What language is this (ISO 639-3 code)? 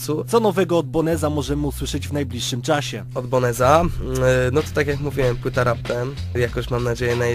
pol